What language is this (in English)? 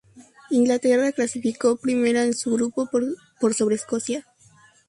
Spanish